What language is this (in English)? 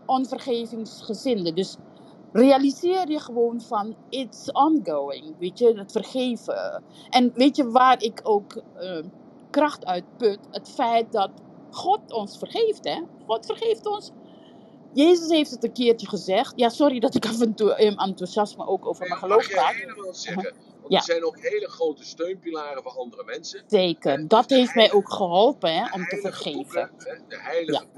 Dutch